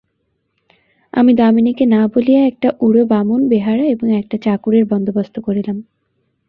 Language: Bangla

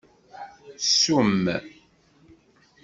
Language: Kabyle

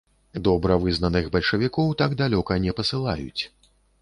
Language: Belarusian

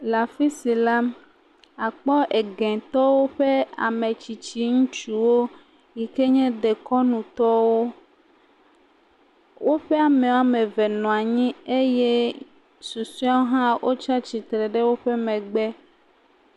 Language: Ewe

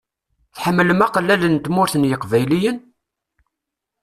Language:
Kabyle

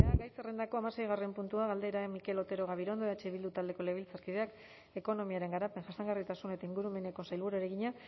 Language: Basque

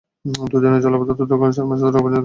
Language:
Bangla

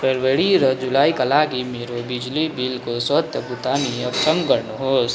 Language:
Nepali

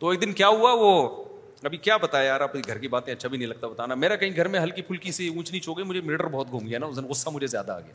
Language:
Urdu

